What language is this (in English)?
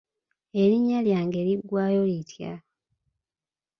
Ganda